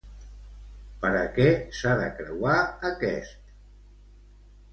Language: Catalan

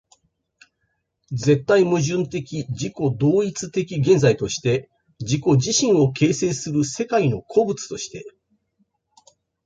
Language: Japanese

